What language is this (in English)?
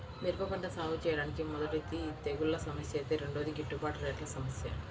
Telugu